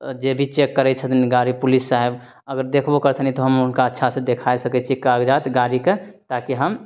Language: Maithili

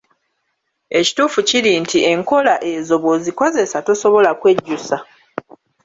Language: Ganda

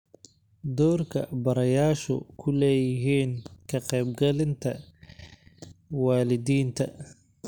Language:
Somali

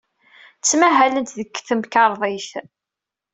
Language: Kabyle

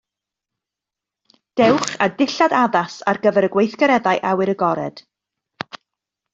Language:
Welsh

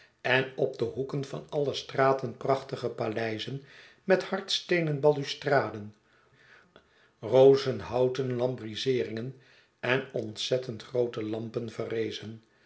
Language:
Dutch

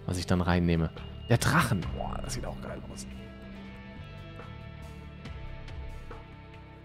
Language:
German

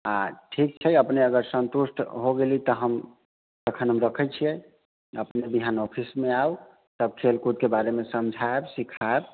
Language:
Maithili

